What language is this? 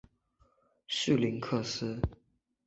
Chinese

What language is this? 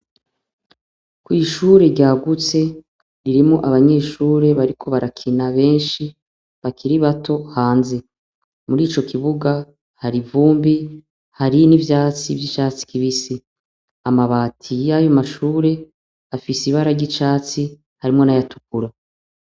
Rundi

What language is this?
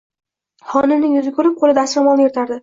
Uzbek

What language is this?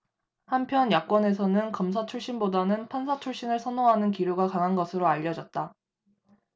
Korean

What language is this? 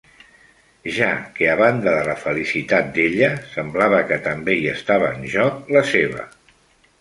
Catalan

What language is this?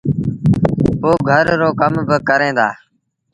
Sindhi Bhil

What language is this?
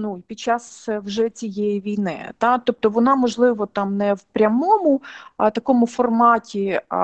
Ukrainian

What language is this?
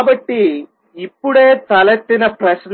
Telugu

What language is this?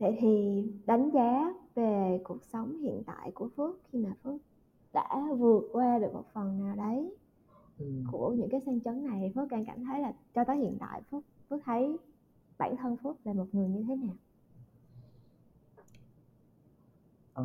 Vietnamese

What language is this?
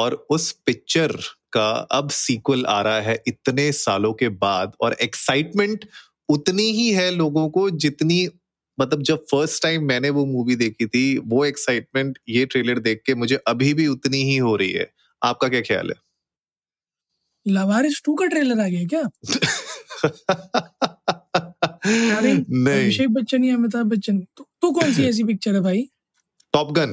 Hindi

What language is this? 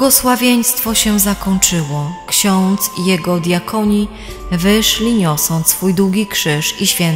Polish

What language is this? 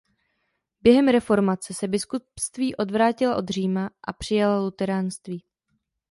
Czech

